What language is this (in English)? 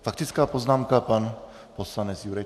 Czech